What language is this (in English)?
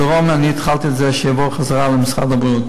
Hebrew